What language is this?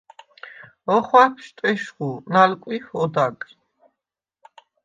Svan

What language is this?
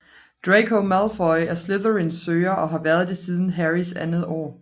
Danish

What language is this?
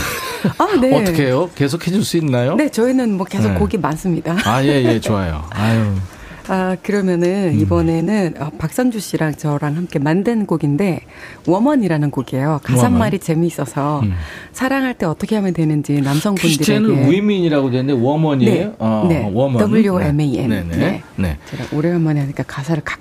Korean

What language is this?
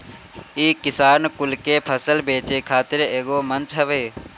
Bhojpuri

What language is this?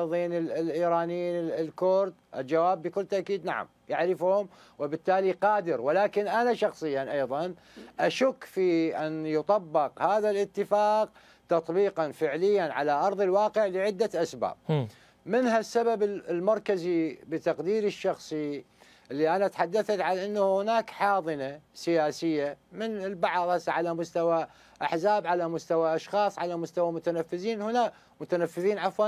Arabic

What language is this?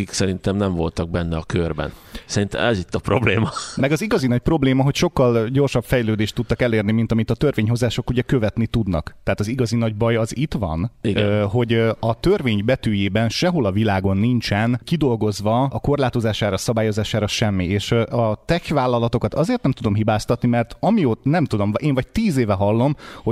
Hungarian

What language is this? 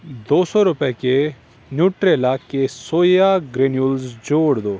Urdu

